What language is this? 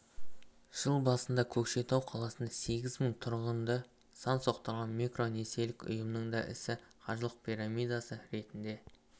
Kazakh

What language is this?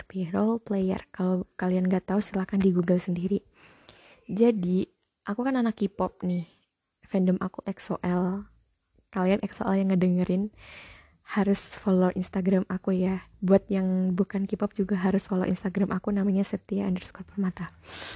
Indonesian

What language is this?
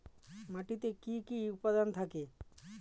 Bangla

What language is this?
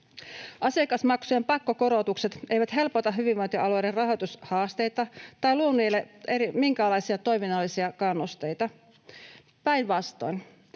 Finnish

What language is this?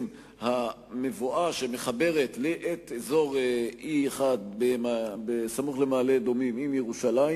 Hebrew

